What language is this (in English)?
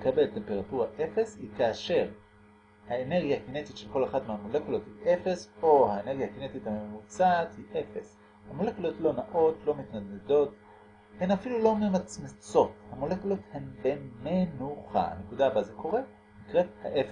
Hebrew